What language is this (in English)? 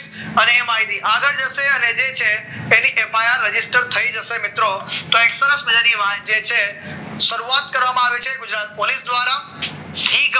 Gujarati